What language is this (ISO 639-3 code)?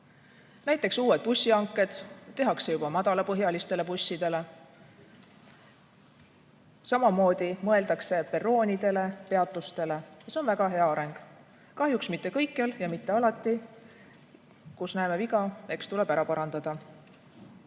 est